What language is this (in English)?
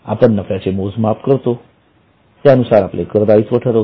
Marathi